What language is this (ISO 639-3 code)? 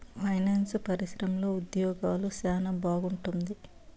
tel